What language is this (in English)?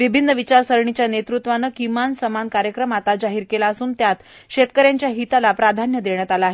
Marathi